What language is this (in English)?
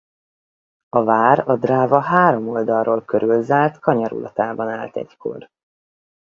Hungarian